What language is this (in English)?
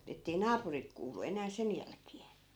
Finnish